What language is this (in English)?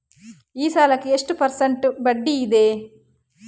Kannada